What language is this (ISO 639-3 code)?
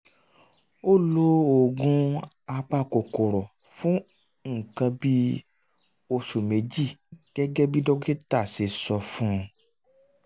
yor